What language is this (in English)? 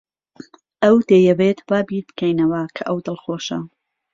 Central Kurdish